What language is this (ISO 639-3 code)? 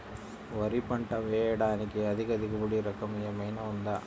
tel